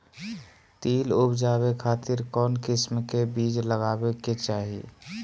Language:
Magahi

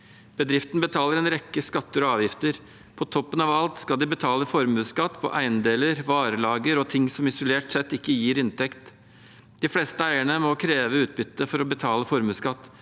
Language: Norwegian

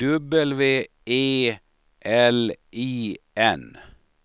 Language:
Swedish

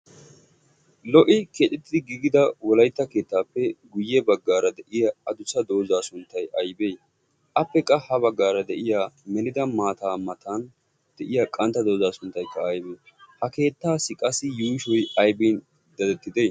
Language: Wolaytta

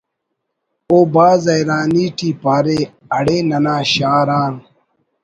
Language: Brahui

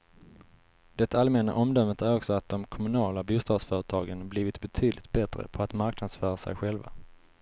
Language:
Swedish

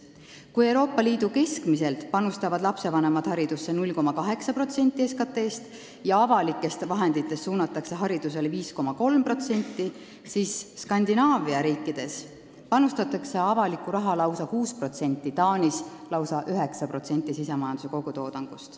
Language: Estonian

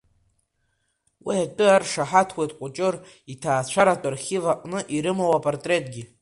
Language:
Abkhazian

